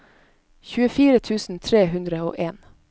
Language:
Norwegian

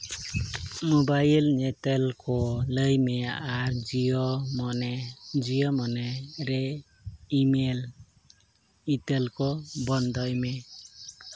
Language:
Santali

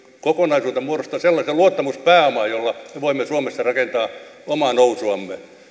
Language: Finnish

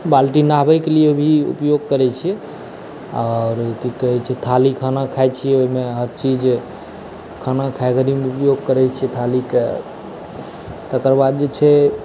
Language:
Maithili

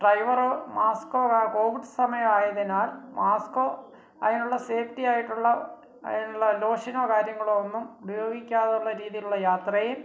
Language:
Malayalam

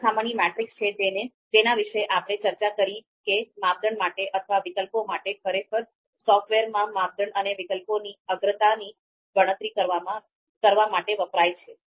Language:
Gujarati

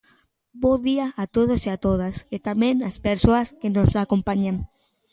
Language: Galician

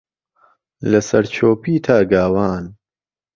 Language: Central Kurdish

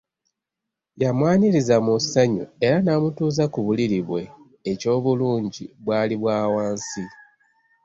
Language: Ganda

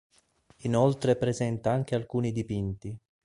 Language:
Italian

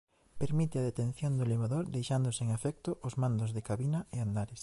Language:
Galician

